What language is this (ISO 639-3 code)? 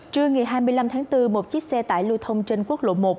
vie